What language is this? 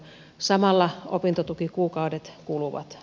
Finnish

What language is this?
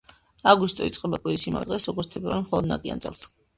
Georgian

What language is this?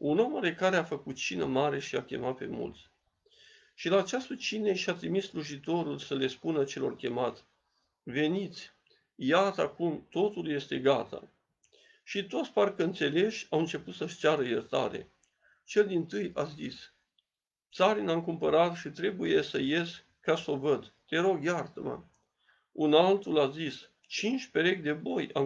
Romanian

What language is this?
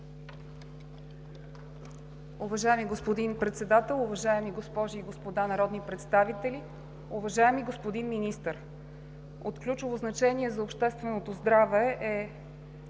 Bulgarian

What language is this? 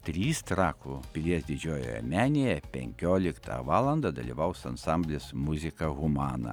Lithuanian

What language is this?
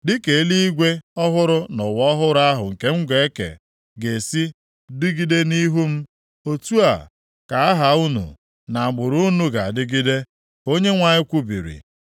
Igbo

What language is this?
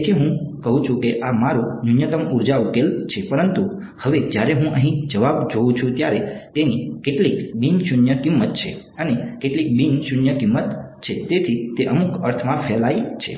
Gujarati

